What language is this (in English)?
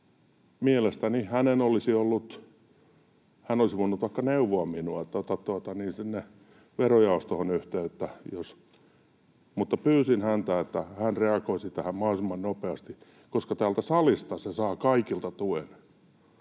Finnish